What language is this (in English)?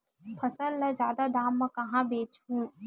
Chhattisgarhi